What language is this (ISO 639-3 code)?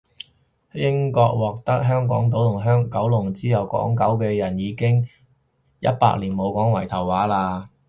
yue